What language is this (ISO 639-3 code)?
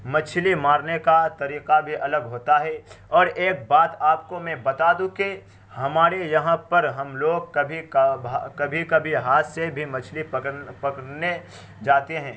urd